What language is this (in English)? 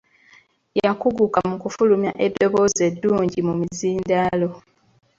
Ganda